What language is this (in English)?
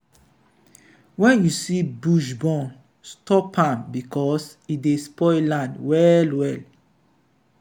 Nigerian Pidgin